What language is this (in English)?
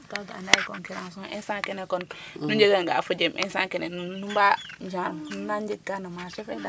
Serer